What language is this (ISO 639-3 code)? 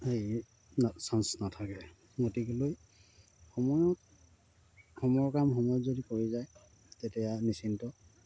asm